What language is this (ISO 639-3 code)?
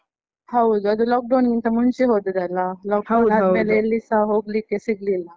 kan